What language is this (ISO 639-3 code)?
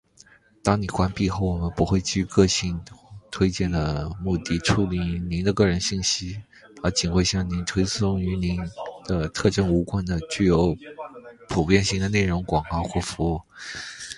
zho